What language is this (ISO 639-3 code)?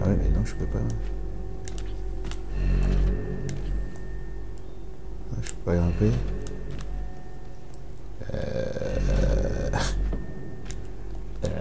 fra